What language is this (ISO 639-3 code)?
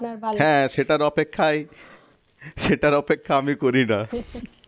ben